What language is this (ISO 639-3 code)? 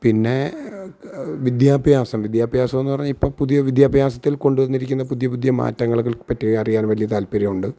mal